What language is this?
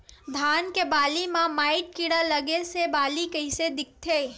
Chhattisgarhi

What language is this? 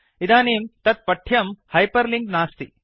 Sanskrit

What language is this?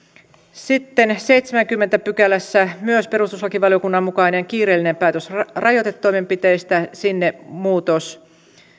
Finnish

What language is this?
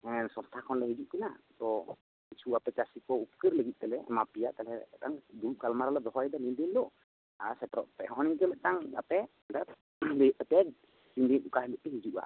Santali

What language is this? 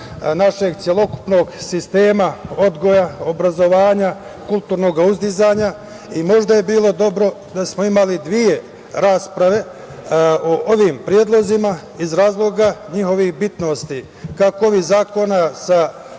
Serbian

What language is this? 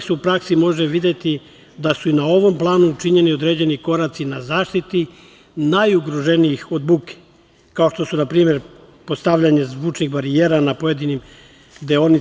Serbian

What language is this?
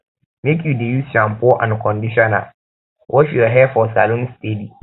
Nigerian Pidgin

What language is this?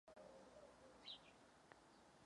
Czech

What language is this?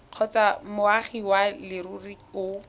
Tswana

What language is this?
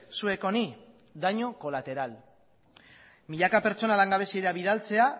Basque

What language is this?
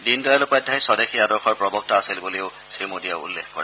Assamese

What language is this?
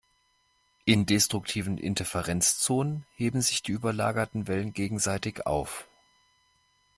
German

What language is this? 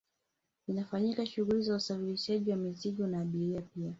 Swahili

